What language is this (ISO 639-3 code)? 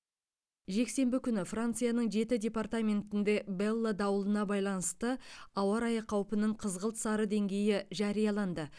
kaz